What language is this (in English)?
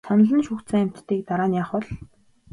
Mongolian